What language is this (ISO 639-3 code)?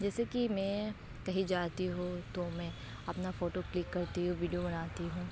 urd